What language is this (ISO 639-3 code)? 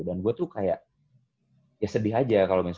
ind